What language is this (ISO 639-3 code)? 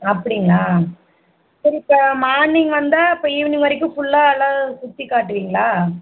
tam